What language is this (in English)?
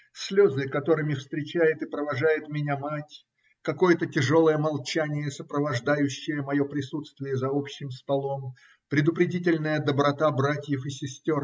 Russian